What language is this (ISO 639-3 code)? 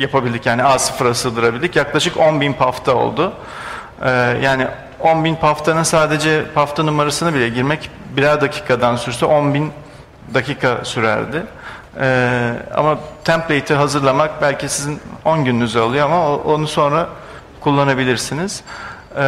tur